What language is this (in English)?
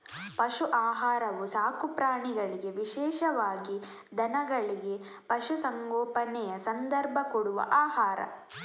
Kannada